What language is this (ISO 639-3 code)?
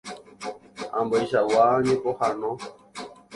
grn